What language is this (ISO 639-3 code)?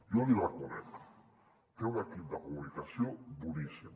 cat